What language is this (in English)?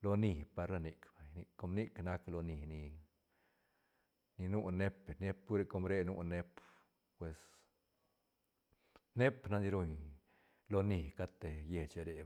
Santa Catarina Albarradas Zapotec